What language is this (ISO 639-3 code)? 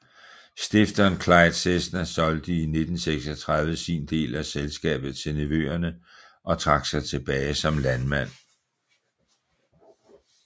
dan